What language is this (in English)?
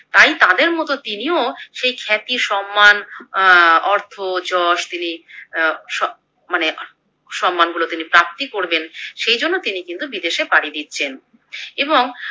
Bangla